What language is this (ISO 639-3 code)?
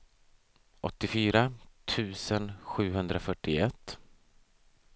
swe